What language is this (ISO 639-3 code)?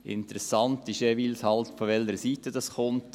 gsw